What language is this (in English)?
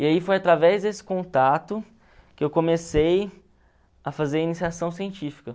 Portuguese